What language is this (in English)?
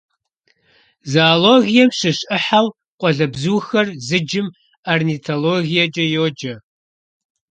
Kabardian